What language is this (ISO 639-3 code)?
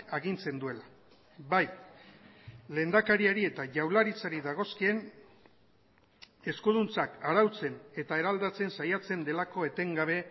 eus